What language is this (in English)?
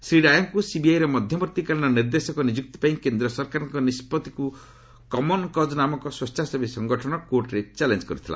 Odia